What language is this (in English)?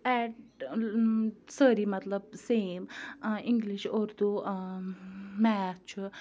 Kashmiri